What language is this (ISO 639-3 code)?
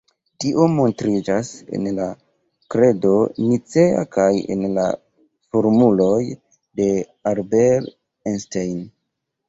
epo